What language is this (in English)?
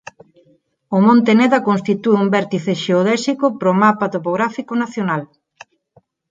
Galician